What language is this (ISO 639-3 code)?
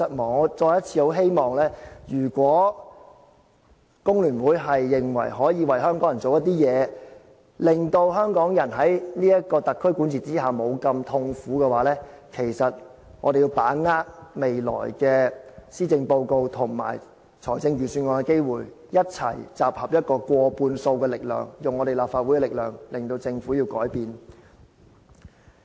yue